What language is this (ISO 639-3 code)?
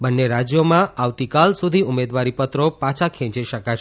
guj